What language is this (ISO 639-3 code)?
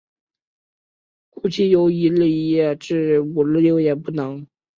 zho